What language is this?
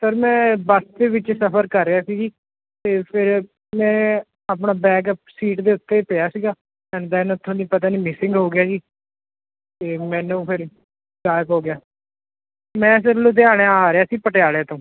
Punjabi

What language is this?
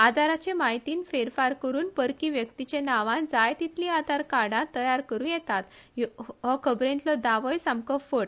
Konkani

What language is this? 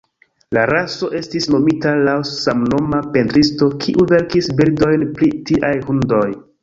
Esperanto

